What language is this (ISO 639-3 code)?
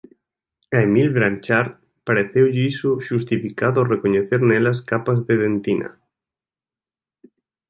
glg